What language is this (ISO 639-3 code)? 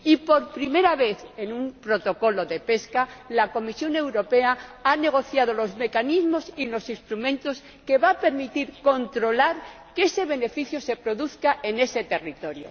spa